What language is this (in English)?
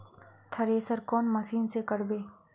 Magahi